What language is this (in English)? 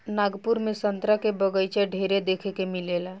Bhojpuri